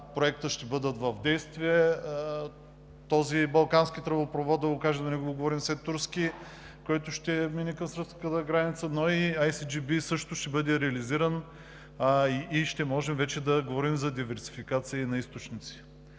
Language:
Bulgarian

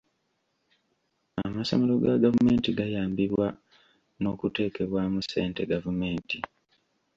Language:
Ganda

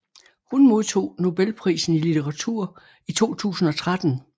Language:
Danish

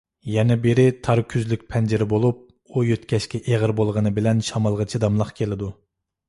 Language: Uyghur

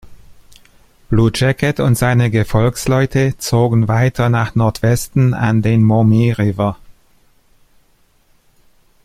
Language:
German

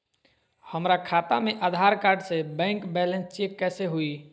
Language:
Magahi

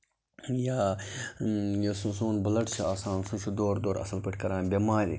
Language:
Kashmiri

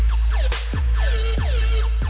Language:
Thai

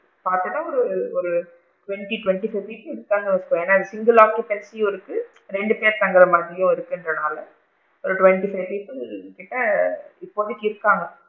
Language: Tamil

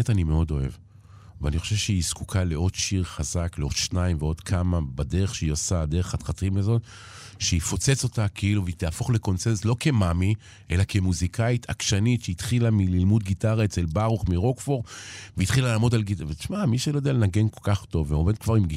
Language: Hebrew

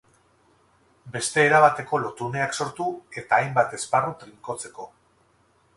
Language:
Basque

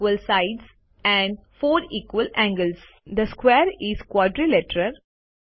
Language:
Gujarati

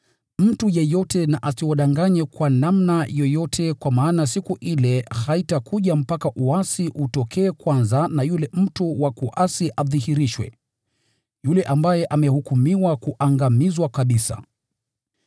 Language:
Swahili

